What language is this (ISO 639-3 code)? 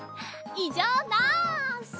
jpn